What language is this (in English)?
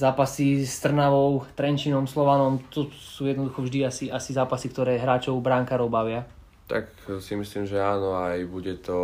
Slovak